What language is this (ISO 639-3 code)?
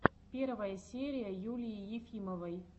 rus